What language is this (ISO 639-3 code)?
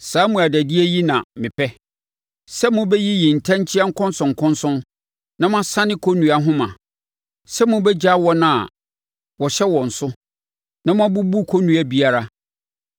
aka